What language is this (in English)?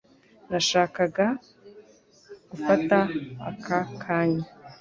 Kinyarwanda